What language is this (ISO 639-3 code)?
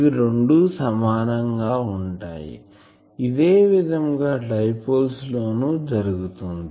tel